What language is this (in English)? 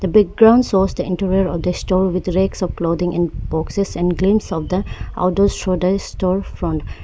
English